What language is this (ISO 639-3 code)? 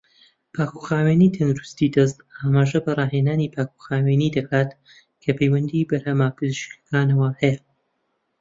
ckb